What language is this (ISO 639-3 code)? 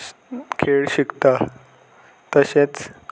kok